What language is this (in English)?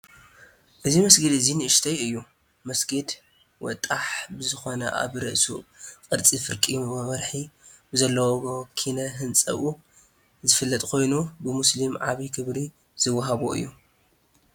Tigrinya